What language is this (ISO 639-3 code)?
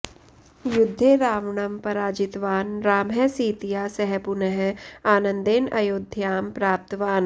san